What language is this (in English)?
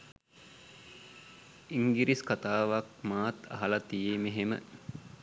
Sinhala